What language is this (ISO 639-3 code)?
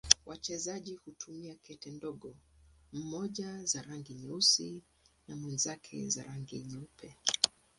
swa